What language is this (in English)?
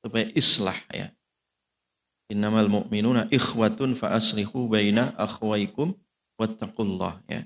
Indonesian